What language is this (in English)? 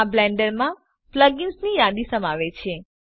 Gujarati